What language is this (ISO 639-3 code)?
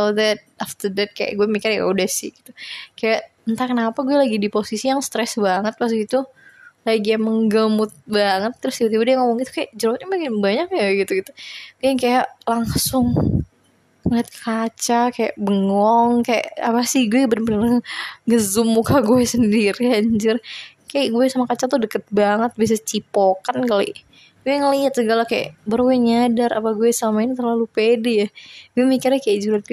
ind